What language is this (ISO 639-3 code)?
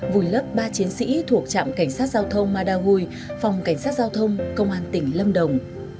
vie